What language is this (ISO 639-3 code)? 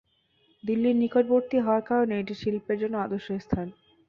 ben